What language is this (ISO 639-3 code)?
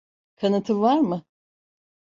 tur